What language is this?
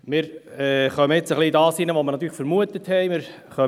Swiss German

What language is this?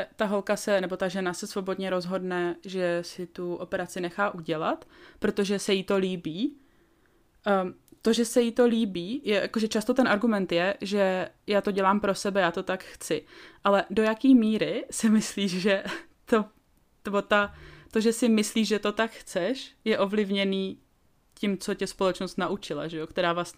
Czech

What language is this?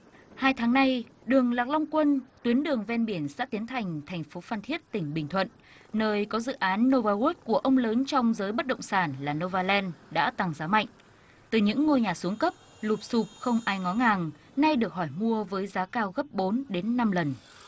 Vietnamese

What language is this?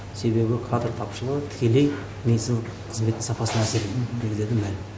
Kazakh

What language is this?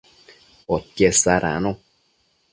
Matsés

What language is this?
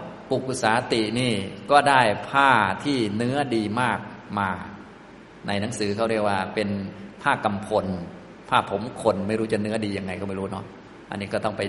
Thai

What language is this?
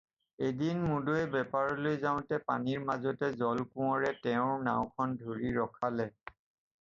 Assamese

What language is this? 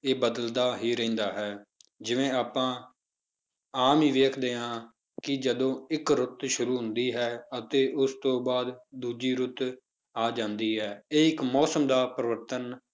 Punjabi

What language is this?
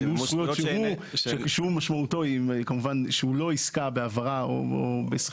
Hebrew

